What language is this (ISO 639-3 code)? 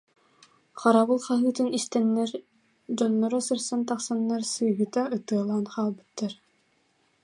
sah